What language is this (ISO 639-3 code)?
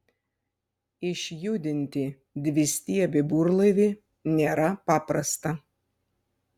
lit